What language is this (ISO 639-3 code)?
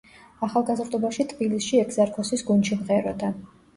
kat